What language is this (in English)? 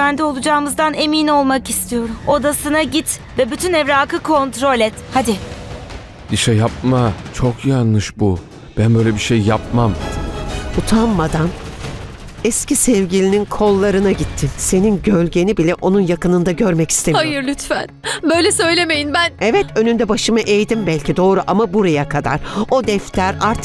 Turkish